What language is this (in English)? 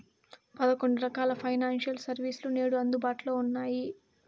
Telugu